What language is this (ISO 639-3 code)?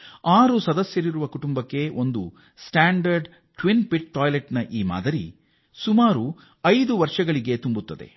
kan